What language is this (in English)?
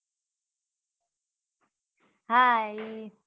Gujarati